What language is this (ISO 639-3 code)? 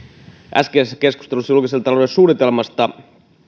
fin